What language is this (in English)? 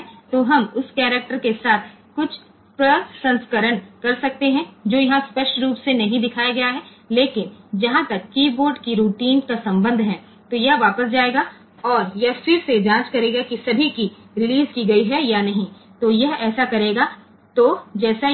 Gujarati